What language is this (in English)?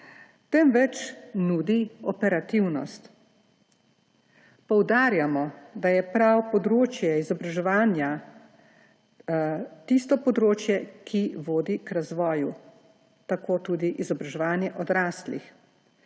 Slovenian